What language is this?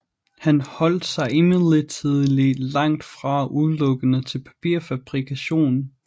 Danish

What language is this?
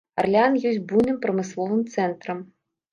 Belarusian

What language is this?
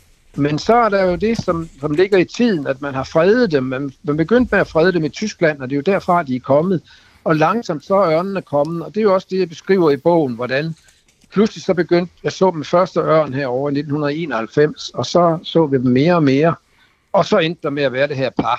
Danish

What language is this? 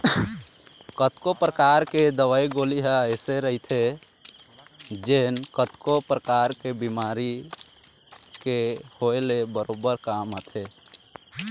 Chhattisgarhi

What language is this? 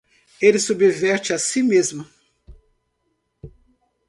Portuguese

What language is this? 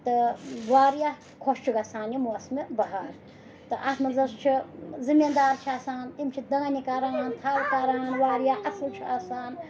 Kashmiri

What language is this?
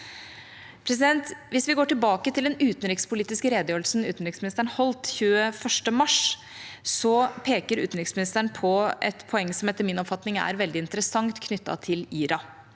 Norwegian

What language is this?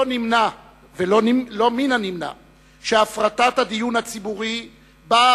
Hebrew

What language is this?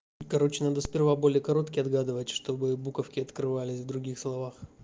Russian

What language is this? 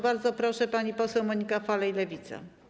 Polish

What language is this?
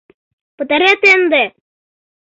Mari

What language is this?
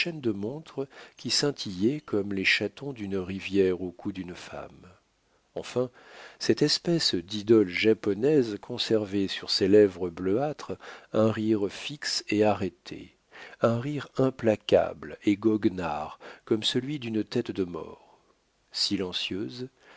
French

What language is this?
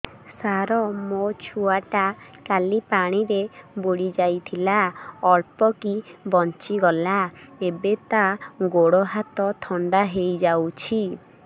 Odia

